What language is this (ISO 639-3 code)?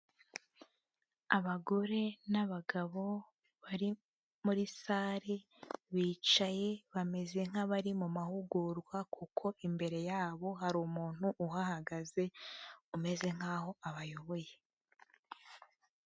kin